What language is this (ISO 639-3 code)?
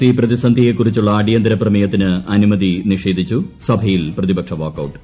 mal